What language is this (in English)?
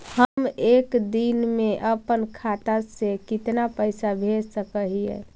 Magahi